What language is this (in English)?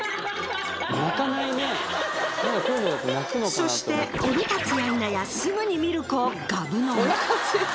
Japanese